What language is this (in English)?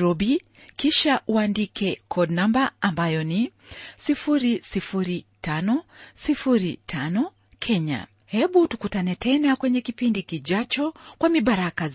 Swahili